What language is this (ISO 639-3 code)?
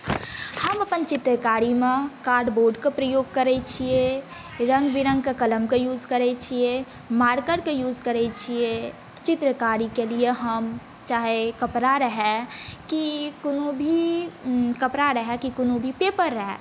mai